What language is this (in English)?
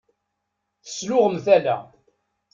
Kabyle